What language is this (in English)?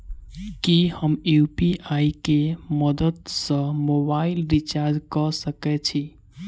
Maithili